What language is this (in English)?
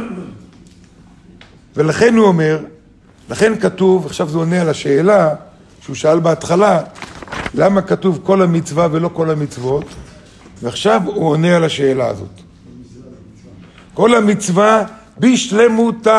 Hebrew